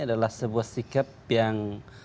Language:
Indonesian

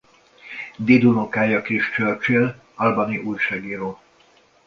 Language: Hungarian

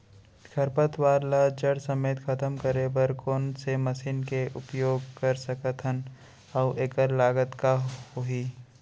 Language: Chhattisgarhi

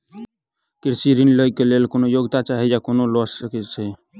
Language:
Maithili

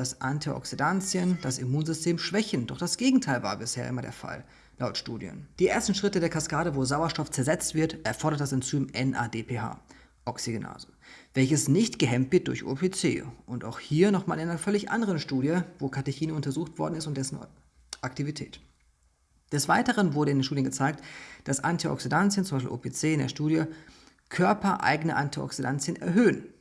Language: German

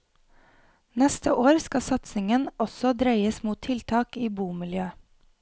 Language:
Norwegian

